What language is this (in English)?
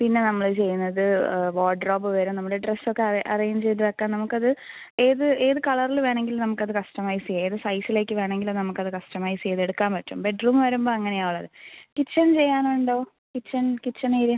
Malayalam